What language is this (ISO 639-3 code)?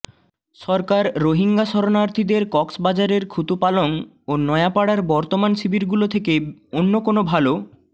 ben